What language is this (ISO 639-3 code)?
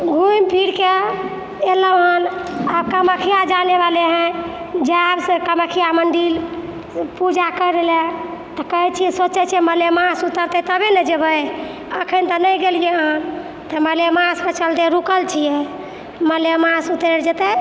mai